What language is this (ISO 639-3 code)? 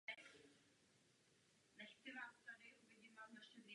ces